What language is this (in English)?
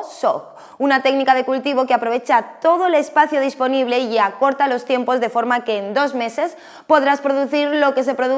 Spanish